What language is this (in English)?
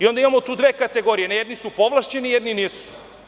Serbian